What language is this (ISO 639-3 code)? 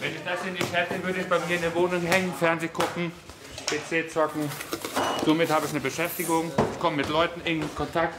deu